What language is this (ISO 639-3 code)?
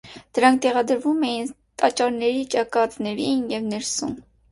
hye